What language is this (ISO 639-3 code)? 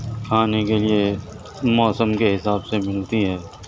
urd